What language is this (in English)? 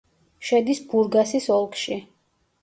Georgian